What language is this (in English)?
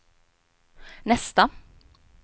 Swedish